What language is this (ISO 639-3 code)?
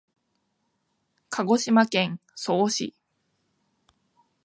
jpn